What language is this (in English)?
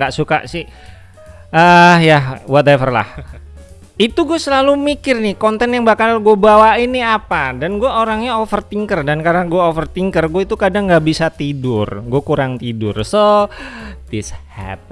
Indonesian